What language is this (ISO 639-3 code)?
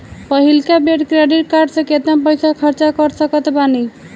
bho